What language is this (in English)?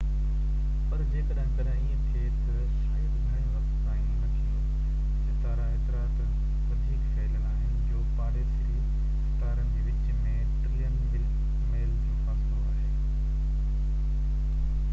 Sindhi